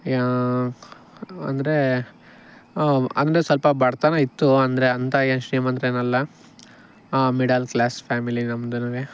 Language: Kannada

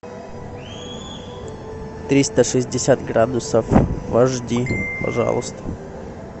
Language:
Russian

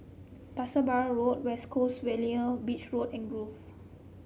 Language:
English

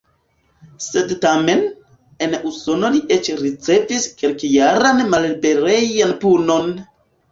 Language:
Esperanto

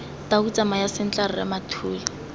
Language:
Tswana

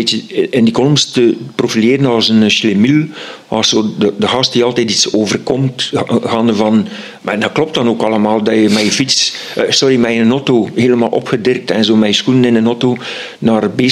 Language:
Dutch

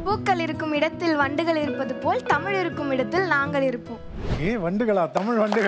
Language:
Tamil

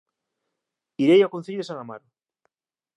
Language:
Galician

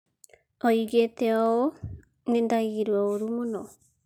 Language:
Kikuyu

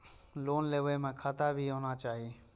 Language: Maithili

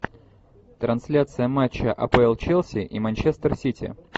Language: Russian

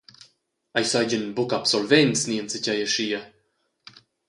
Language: Romansh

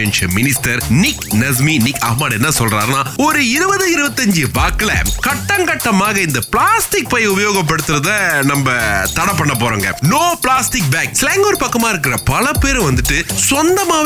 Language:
Tamil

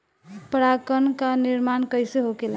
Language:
Bhojpuri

